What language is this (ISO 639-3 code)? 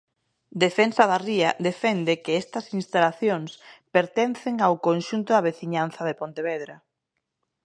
glg